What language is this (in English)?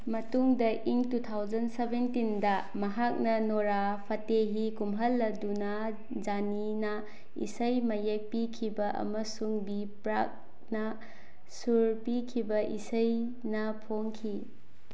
Manipuri